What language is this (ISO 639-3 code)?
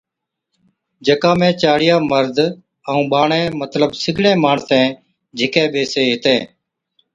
odk